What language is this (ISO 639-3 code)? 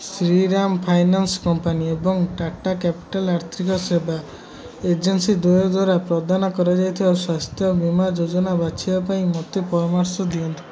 ori